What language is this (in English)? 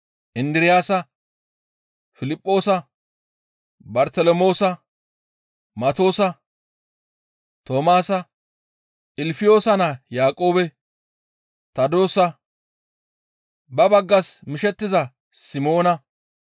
Gamo